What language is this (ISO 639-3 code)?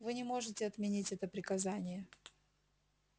rus